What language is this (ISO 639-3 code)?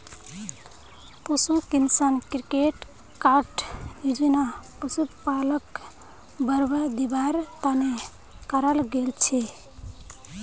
mag